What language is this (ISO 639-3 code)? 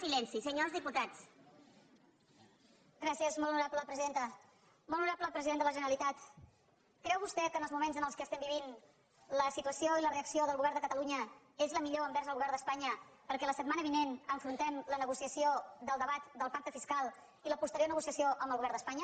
cat